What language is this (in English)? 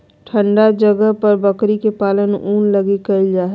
Magahi